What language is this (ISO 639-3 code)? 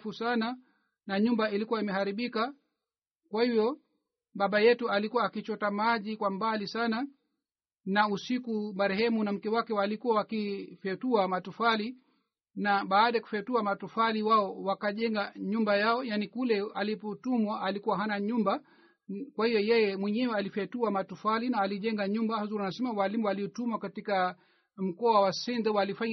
swa